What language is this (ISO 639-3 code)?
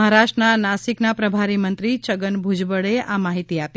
guj